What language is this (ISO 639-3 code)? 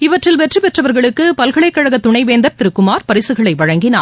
tam